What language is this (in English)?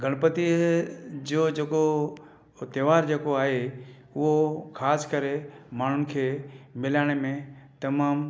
Sindhi